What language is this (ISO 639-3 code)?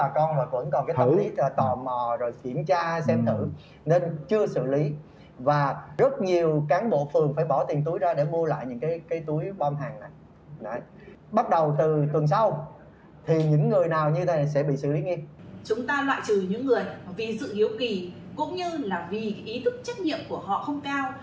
vie